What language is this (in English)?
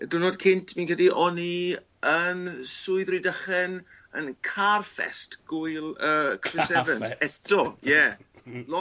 Welsh